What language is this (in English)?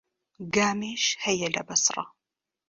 Central Kurdish